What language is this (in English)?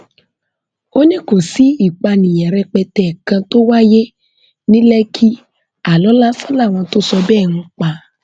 Yoruba